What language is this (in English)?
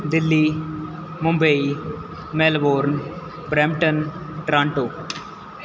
Punjabi